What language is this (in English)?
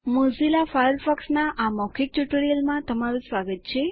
Gujarati